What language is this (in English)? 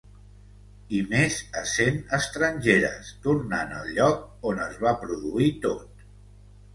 Catalan